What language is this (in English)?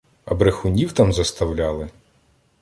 Ukrainian